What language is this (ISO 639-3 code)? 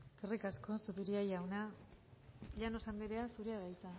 eus